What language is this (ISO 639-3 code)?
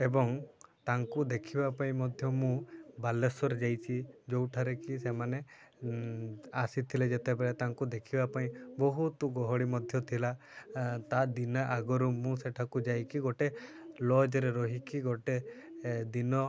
ori